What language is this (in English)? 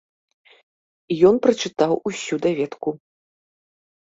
Belarusian